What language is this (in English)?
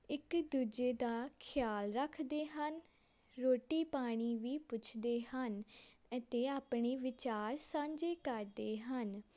Punjabi